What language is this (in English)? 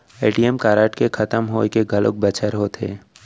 Chhattisgarhi